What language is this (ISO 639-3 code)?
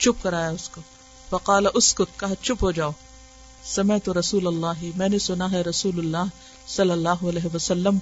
urd